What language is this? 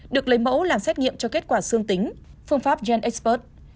Vietnamese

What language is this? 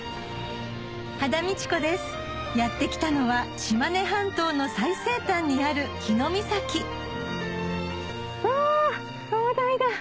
Japanese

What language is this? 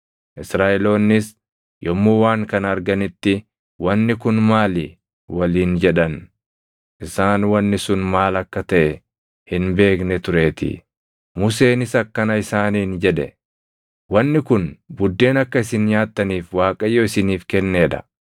Oromo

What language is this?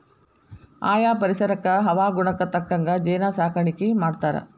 Kannada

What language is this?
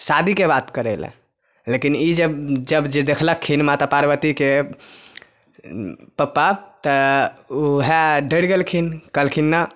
Maithili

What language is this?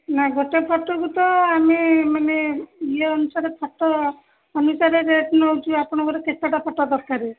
Odia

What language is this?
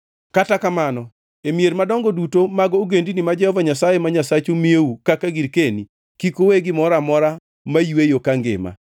Luo (Kenya and Tanzania)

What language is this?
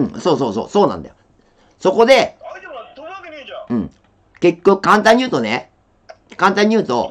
Japanese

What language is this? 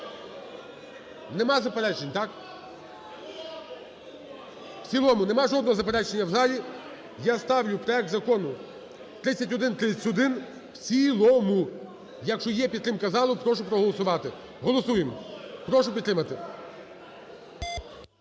Ukrainian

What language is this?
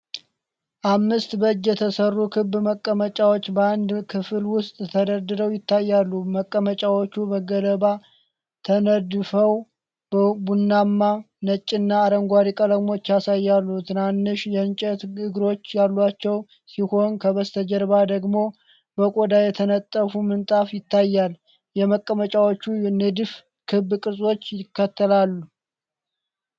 Amharic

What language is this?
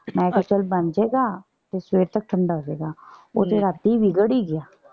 Punjabi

